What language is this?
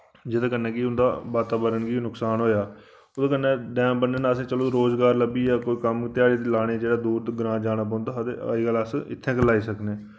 Dogri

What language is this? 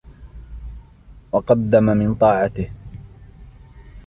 Arabic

